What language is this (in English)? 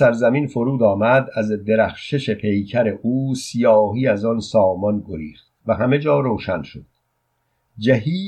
Persian